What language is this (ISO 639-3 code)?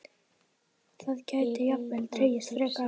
isl